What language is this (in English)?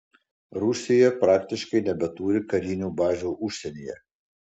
Lithuanian